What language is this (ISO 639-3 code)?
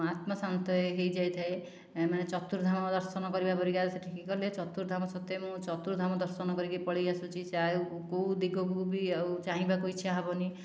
ori